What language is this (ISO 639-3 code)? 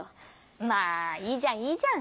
jpn